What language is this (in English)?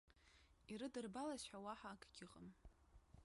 Abkhazian